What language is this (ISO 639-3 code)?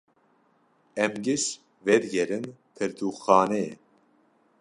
kur